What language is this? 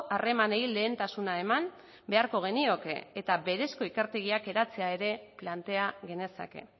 Basque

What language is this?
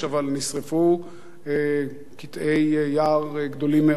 Hebrew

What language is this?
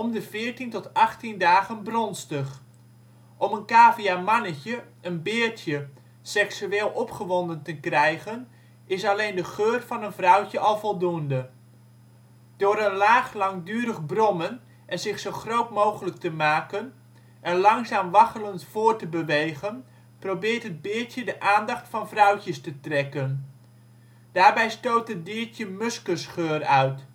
Dutch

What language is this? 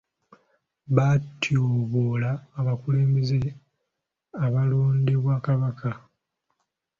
Ganda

